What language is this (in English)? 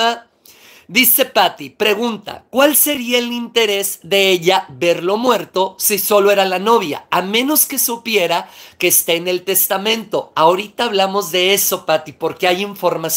Spanish